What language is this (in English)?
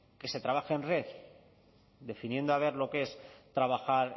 Spanish